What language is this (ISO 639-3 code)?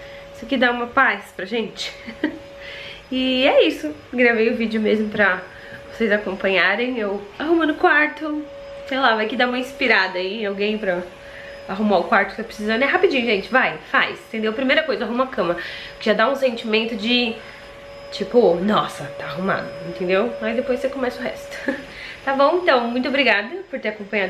por